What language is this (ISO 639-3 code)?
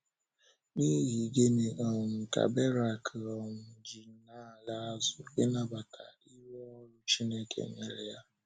ibo